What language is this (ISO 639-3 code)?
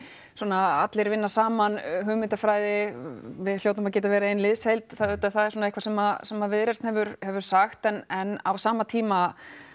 isl